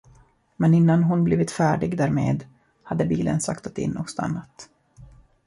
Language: Swedish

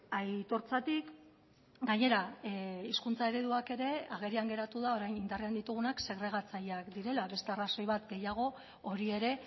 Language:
Basque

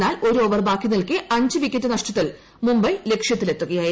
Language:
Malayalam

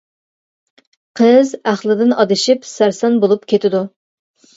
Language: Uyghur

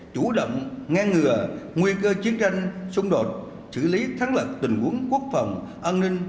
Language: Vietnamese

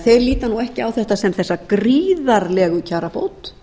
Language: Icelandic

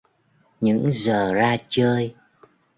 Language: Vietnamese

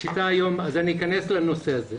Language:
Hebrew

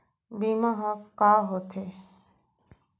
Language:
Chhattisgarhi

